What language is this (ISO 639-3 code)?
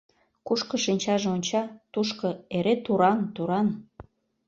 chm